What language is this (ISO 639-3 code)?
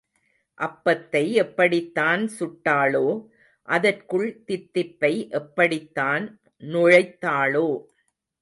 tam